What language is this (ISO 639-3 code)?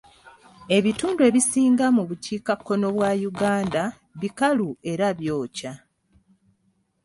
lug